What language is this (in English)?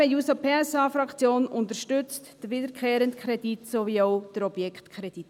Swiss German